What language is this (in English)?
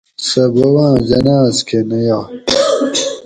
Gawri